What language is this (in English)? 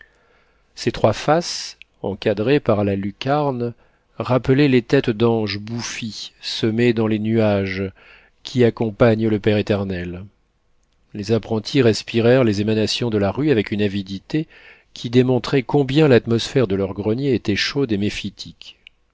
French